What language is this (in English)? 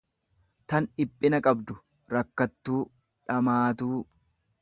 Oromo